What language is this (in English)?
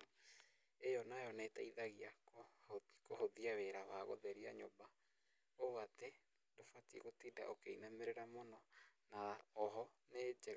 Kikuyu